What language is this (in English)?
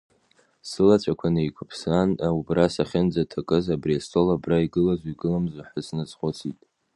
Abkhazian